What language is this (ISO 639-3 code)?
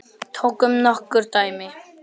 isl